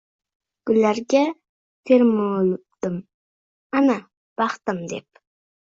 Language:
Uzbek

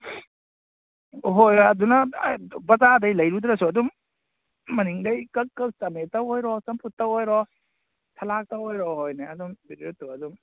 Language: Manipuri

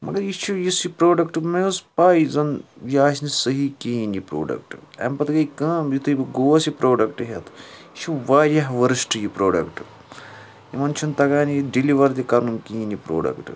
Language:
Kashmiri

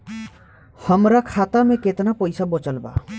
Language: Bhojpuri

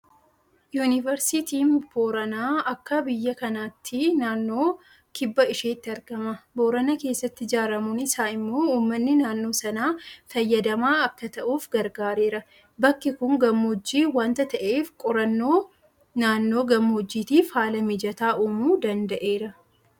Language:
Oromo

